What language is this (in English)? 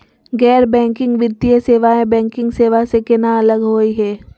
Magahi